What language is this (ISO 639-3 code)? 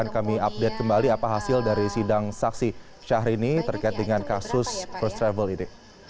ind